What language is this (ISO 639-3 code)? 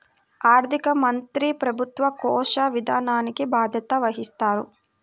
tel